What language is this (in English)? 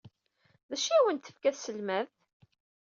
Kabyle